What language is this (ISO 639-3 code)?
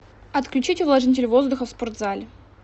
rus